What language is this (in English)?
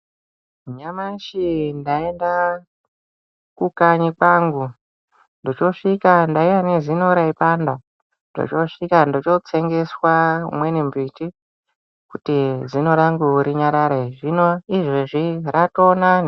Ndau